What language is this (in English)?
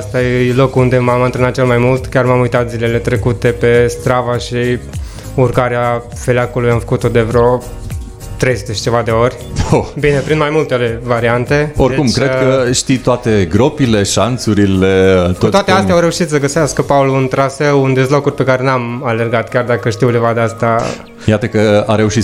Romanian